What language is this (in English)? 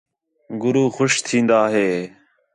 Khetrani